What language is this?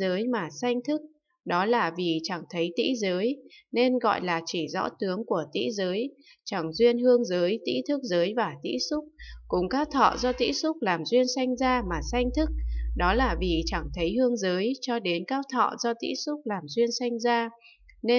Vietnamese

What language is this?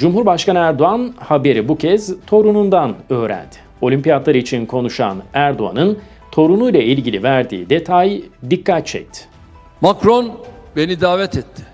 Turkish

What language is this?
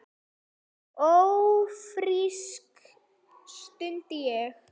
Icelandic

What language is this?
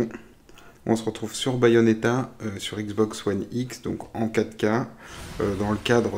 French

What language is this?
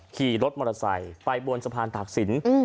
Thai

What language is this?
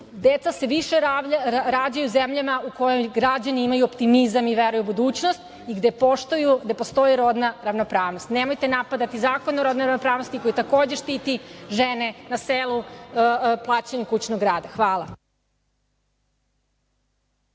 Serbian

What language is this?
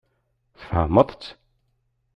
Kabyle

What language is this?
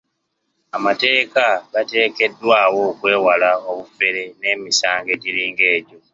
Ganda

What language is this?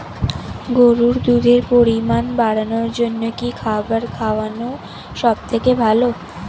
Bangla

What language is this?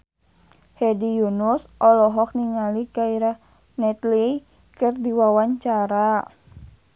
Sundanese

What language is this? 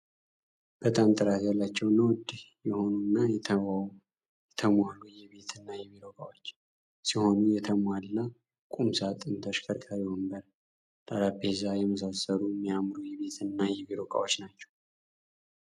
Amharic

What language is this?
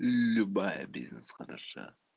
Russian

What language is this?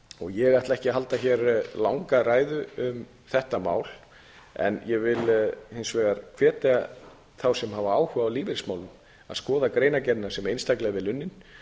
Icelandic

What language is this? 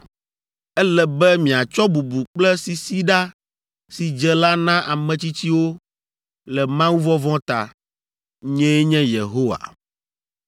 Ewe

